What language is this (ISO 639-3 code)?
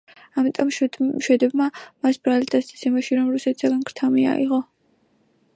kat